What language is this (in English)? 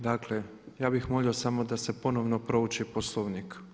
Croatian